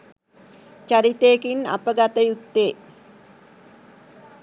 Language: Sinhala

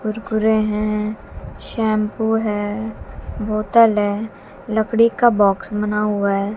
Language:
Hindi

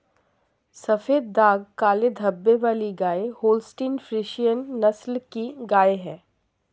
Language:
Hindi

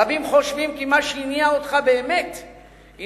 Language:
Hebrew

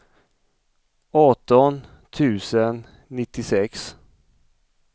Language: Swedish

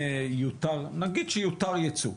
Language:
Hebrew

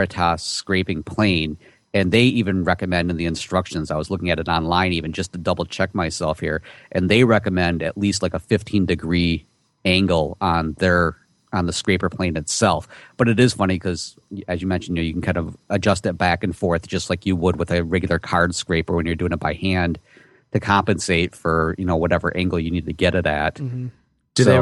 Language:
English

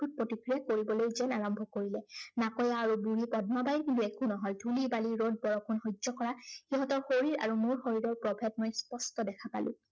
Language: Assamese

